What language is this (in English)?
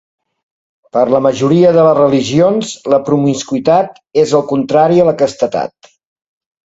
Catalan